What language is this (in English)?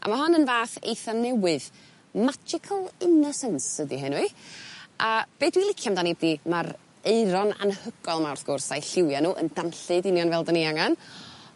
Welsh